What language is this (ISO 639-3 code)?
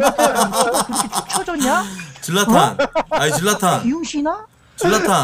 kor